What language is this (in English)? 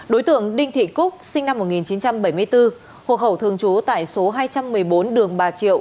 Vietnamese